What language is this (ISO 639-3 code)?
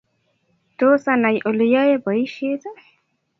kln